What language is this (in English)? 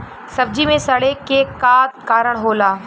Bhojpuri